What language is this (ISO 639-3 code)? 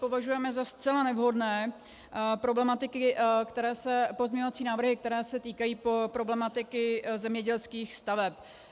ces